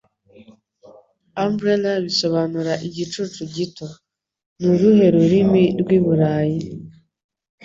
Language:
Kinyarwanda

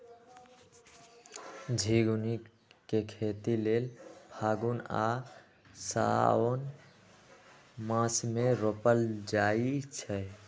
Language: Magahi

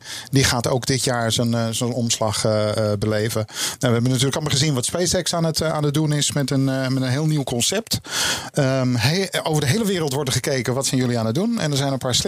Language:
Dutch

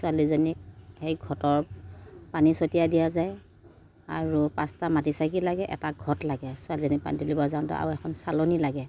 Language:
Assamese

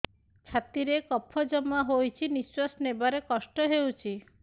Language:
Odia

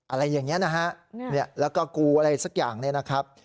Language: Thai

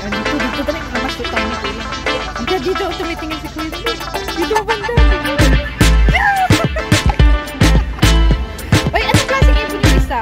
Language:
Filipino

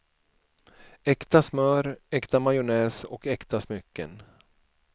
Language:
Swedish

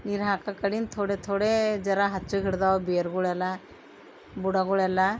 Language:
Kannada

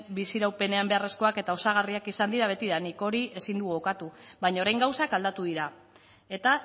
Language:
Basque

